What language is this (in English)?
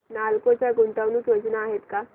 Marathi